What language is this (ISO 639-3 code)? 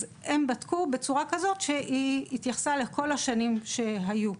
heb